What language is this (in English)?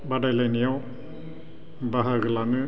Bodo